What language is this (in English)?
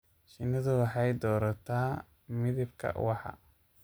Somali